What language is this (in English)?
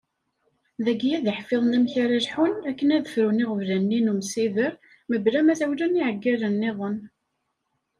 Kabyle